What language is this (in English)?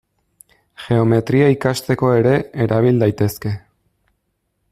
Basque